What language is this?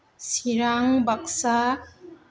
Bodo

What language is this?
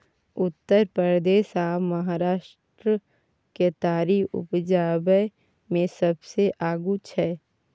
Maithili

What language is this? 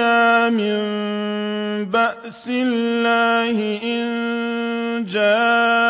Arabic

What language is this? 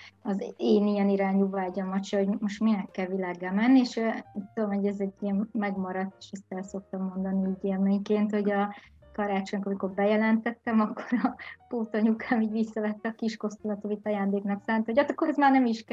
Hungarian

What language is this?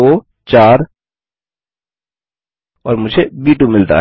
Hindi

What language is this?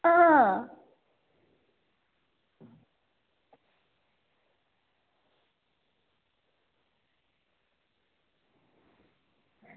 Dogri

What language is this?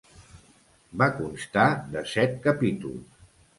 Catalan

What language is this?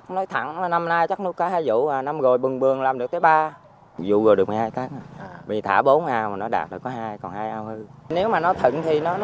Vietnamese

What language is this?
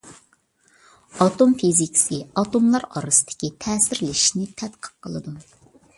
Uyghur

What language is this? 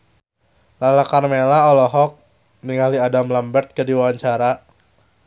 Sundanese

